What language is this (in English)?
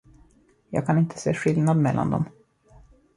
Swedish